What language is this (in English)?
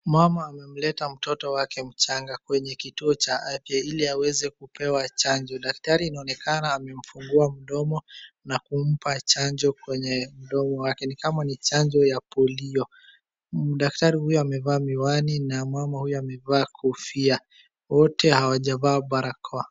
Swahili